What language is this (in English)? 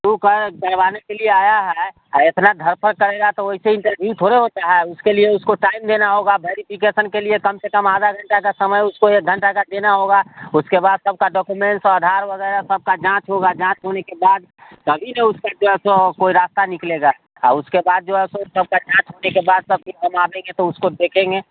Hindi